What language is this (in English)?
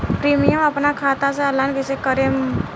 Bhojpuri